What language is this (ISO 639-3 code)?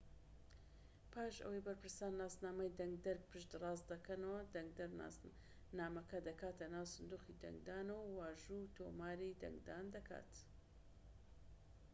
ckb